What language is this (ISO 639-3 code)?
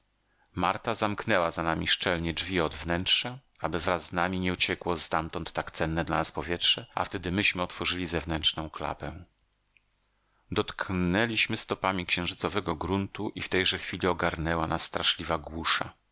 pol